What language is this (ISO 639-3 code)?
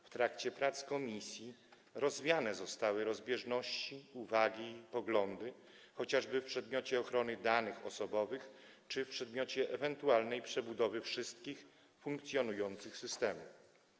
pol